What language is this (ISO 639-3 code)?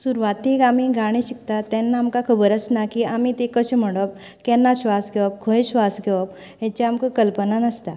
kok